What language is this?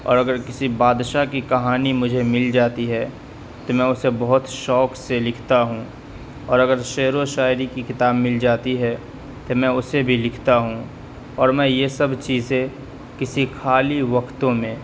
Urdu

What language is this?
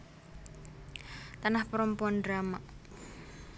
Javanese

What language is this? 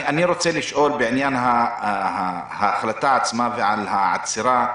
Hebrew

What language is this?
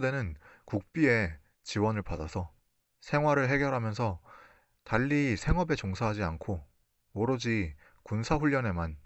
Korean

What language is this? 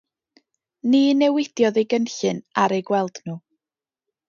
Welsh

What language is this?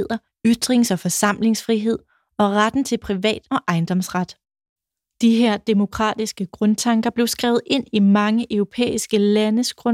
Danish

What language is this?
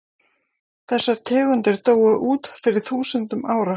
Icelandic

